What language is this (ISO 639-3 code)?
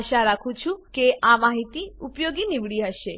guj